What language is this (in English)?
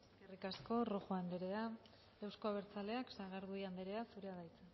Basque